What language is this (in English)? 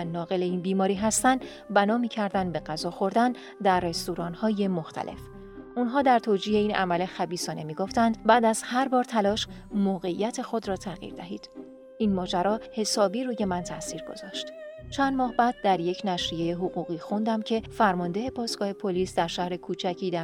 Persian